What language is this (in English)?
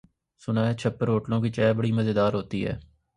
Urdu